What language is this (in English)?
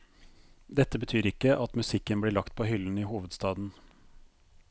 Norwegian